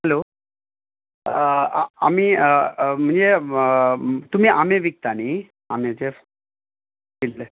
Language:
Konkani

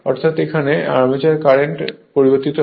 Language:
Bangla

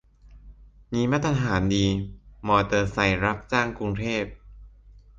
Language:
Thai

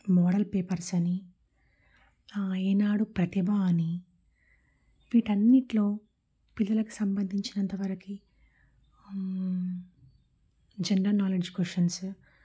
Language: Telugu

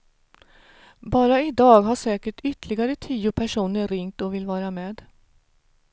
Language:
Swedish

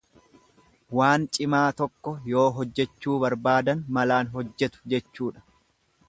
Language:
Oromo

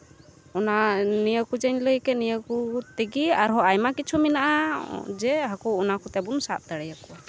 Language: Santali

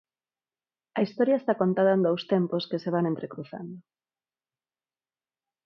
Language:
Galician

